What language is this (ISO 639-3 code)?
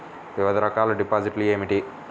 tel